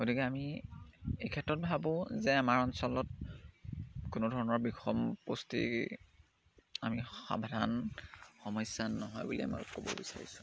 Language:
Assamese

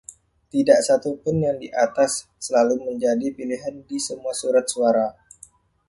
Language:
Indonesian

